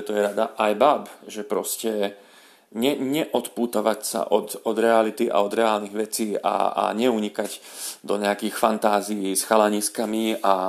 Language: Slovak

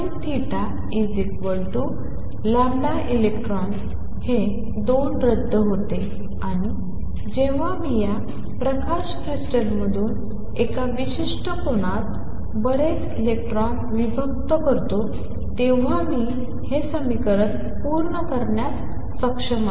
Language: Marathi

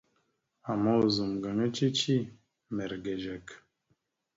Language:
Mada (Cameroon)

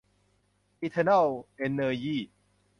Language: Thai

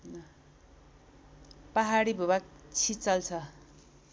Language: Nepali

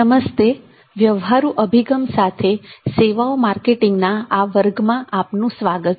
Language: Gujarati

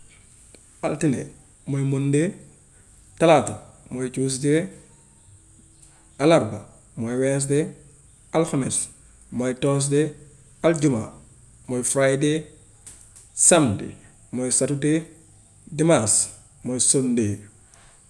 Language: Gambian Wolof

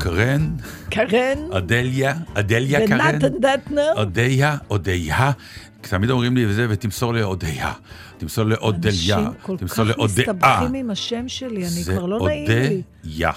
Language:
Hebrew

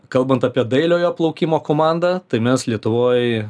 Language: Lithuanian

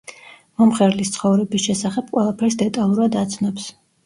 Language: Georgian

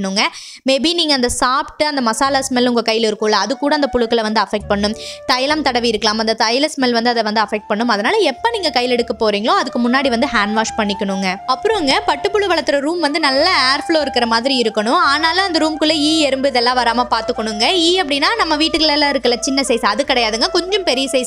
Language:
Arabic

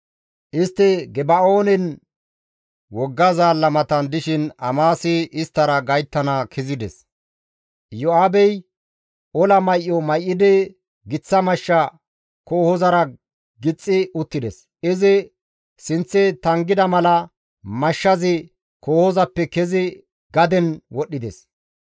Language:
Gamo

